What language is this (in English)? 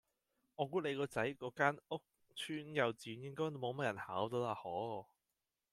Cantonese